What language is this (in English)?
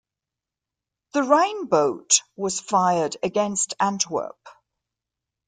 English